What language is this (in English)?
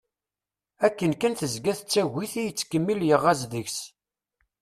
Kabyle